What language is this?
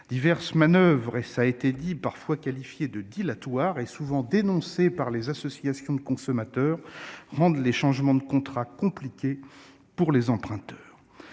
French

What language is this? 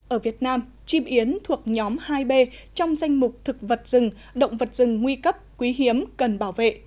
Vietnamese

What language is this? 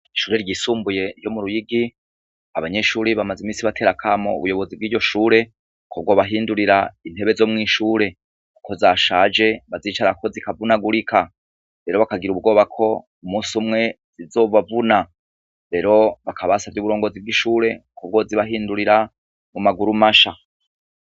Rundi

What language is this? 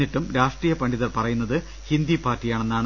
Malayalam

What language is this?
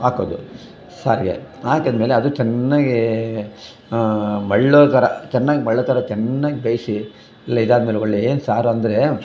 Kannada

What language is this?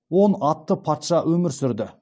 Kazakh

